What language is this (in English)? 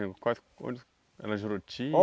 Portuguese